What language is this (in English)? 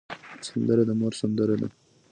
Pashto